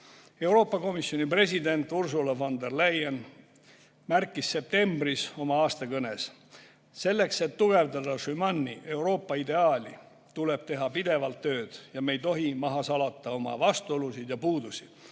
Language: Estonian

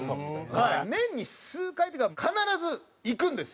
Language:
Japanese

